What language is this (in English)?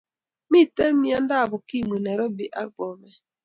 Kalenjin